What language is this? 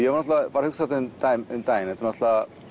Icelandic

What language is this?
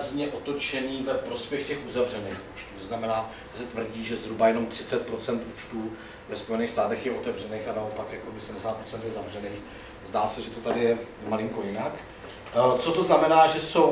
Czech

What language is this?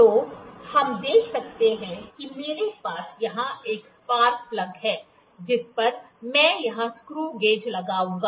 Hindi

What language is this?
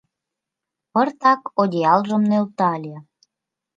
Mari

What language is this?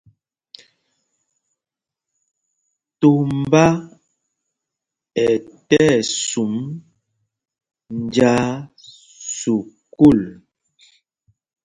Mpumpong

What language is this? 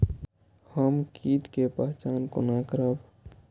Maithili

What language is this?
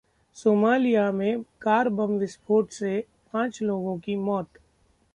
Hindi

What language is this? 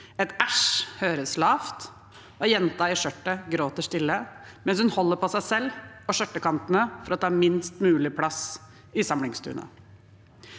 Norwegian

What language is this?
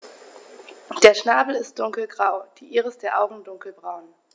German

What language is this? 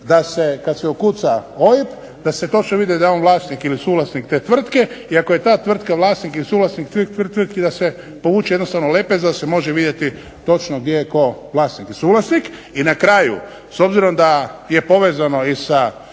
Croatian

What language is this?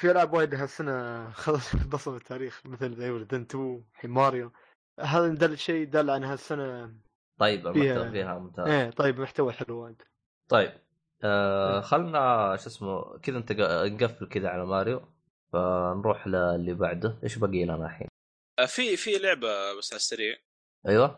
Arabic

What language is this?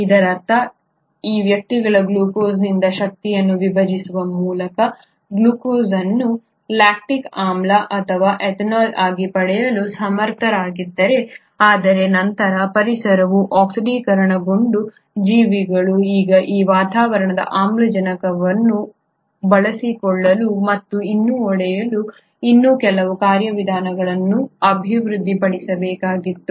Kannada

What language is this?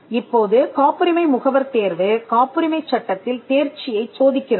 Tamil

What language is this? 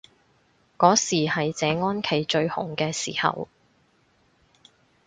Cantonese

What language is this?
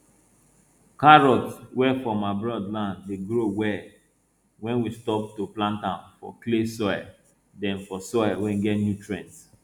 Nigerian Pidgin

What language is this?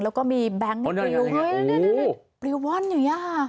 Thai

